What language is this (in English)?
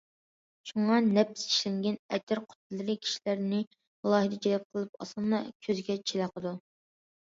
Uyghur